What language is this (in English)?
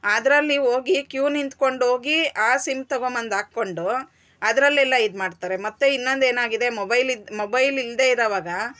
Kannada